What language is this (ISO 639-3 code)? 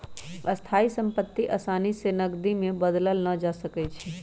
mag